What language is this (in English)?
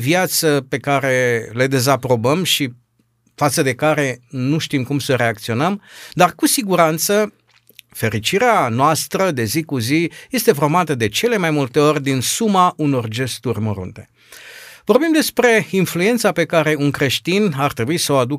Romanian